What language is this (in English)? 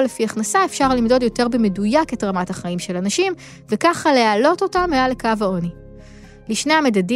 Hebrew